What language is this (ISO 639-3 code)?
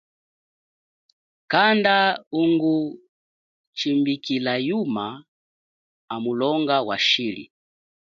cjk